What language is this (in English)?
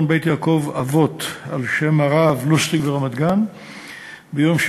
Hebrew